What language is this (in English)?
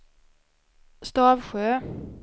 Swedish